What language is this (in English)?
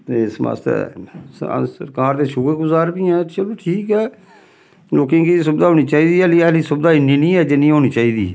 Dogri